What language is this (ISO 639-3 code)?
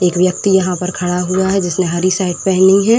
hin